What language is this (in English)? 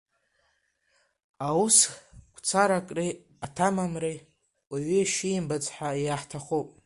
Abkhazian